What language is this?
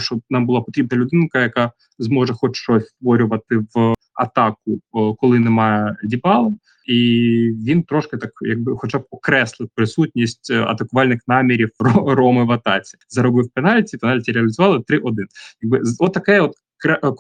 Ukrainian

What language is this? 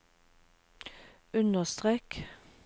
Norwegian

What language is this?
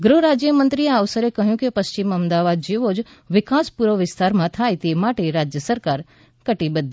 Gujarati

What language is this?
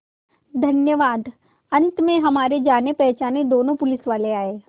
Hindi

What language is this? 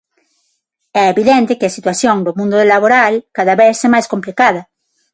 Galician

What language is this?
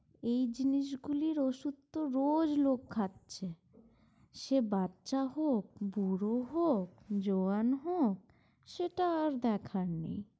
Bangla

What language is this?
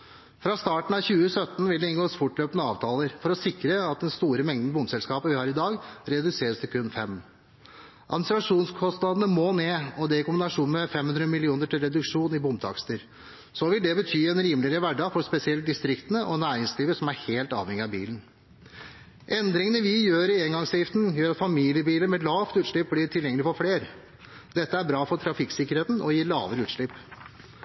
Norwegian Bokmål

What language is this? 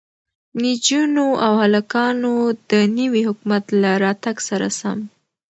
Pashto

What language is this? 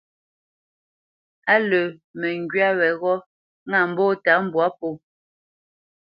Bamenyam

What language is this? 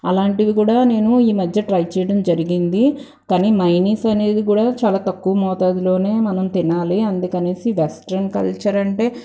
Telugu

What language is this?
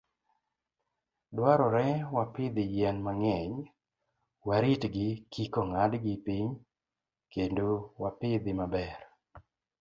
Luo (Kenya and Tanzania)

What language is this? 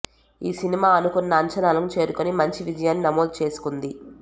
Telugu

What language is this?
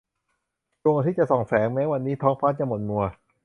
Thai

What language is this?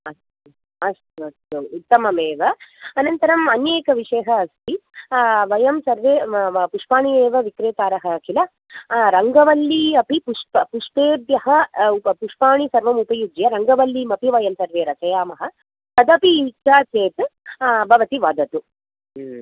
Sanskrit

